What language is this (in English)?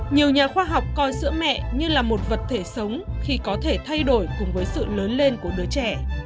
Vietnamese